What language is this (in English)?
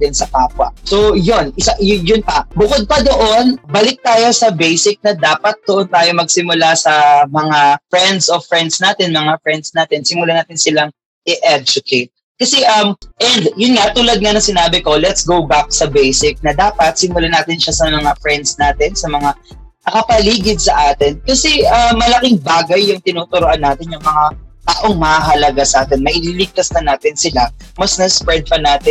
Filipino